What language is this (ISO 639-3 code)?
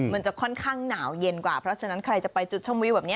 tha